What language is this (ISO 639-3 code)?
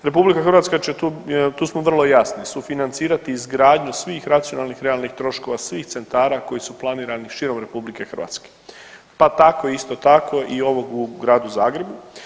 hrv